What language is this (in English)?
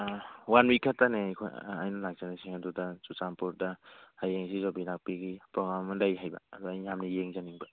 Manipuri